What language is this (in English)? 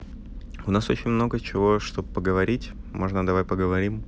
Russian